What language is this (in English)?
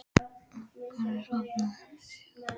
Icelandic